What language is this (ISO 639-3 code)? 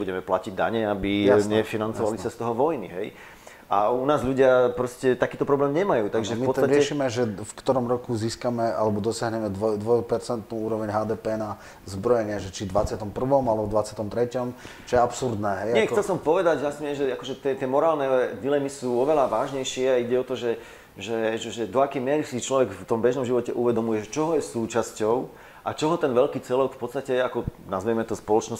slk